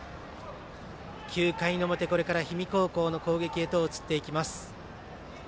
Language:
Japanese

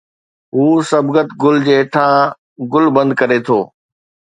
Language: Sindhi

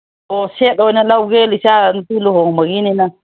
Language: Manipuri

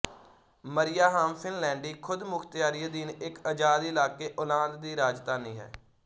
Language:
Punjabi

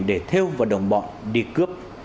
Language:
Vietnamese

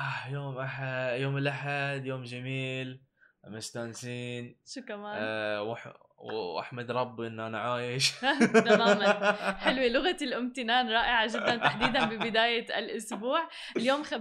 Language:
Arabic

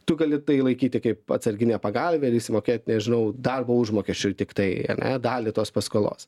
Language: Lithuanian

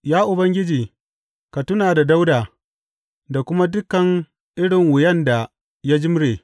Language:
Hausa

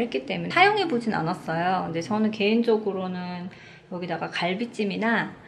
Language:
Korean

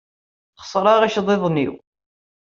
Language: Kabyle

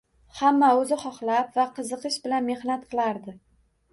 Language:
Uzbek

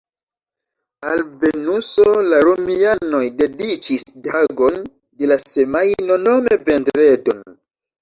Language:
Esperanto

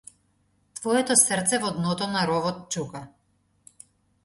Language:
Macedonian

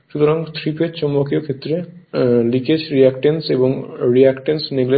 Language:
Bangla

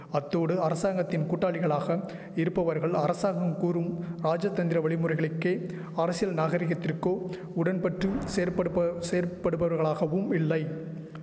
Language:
Tamil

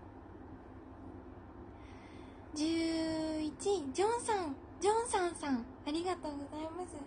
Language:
Japanese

